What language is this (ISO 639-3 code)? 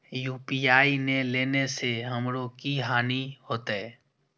mai